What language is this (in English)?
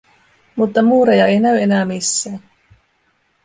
Finnish